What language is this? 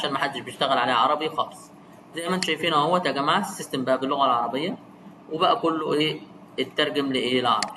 Arabic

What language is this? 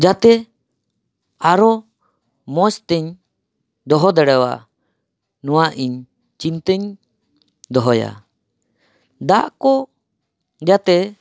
Santali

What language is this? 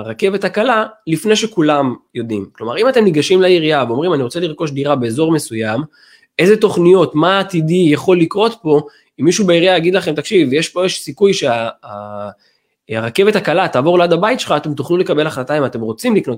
Hebrew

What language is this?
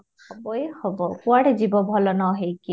Odia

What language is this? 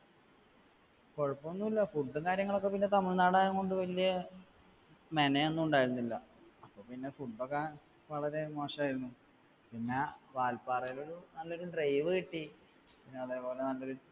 Malayalam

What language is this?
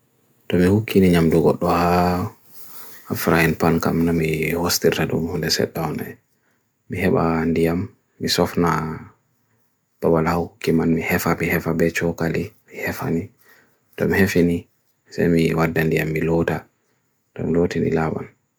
Bagirmi Fulfulde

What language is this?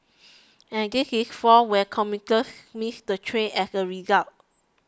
English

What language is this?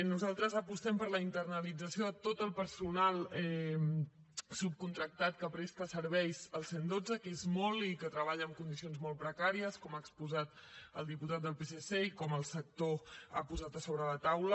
Catalan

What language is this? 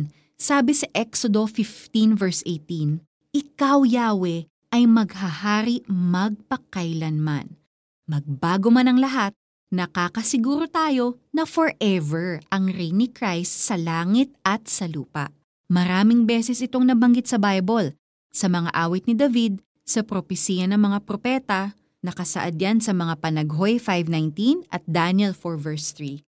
Filipino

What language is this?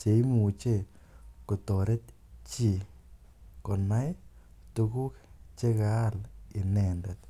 Kalenjin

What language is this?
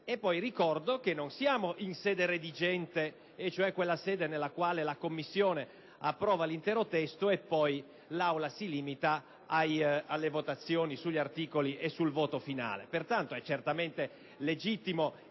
Italian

